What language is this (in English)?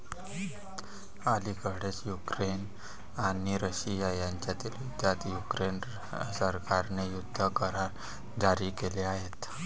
Marathi